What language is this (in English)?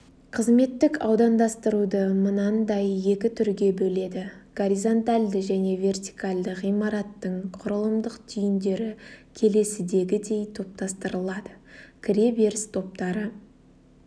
Kazakh